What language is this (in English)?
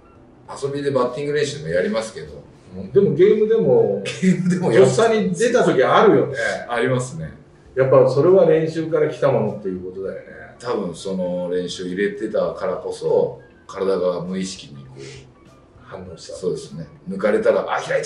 Japanese